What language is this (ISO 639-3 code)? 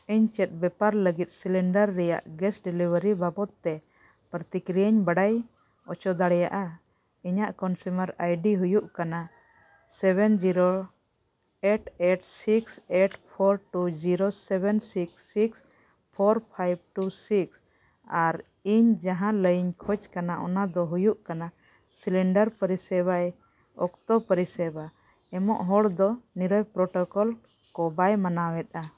sat